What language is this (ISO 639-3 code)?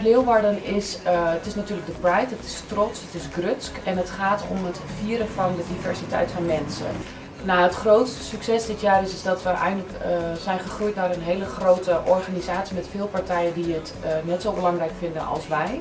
nld